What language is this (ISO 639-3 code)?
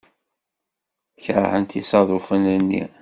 kab